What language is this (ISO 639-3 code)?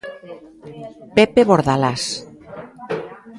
glg